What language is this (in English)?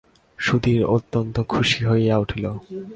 Bangla